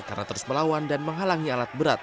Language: Indonesian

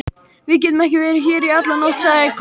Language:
Icelandic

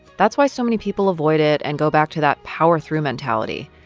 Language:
English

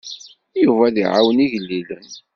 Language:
Kabyle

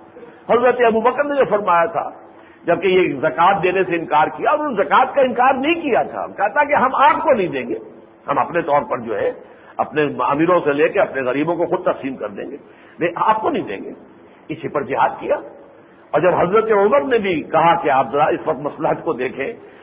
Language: Urdu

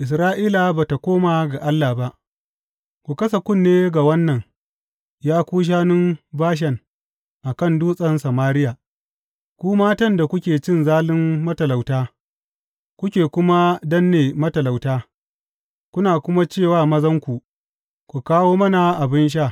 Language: Hausa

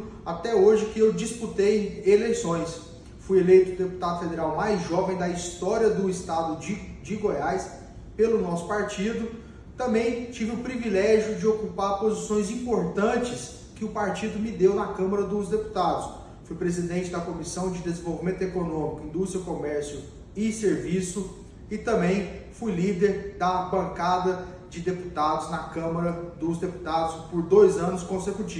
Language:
Portuguese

